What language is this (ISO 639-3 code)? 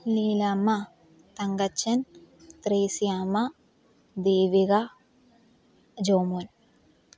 mal